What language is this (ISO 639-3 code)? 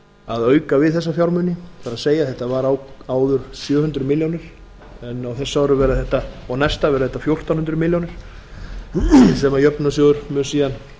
isl